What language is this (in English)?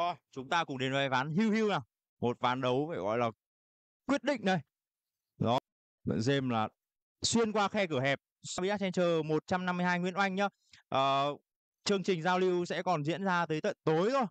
Vietnamese